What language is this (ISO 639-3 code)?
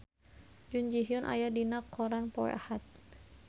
sun